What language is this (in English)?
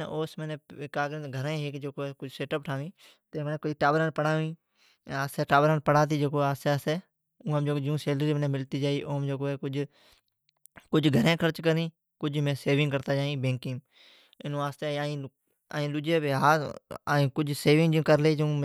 Od